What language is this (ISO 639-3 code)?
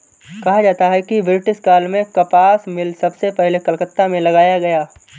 hin